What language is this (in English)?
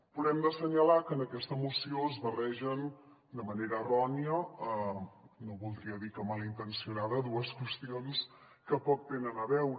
Catalan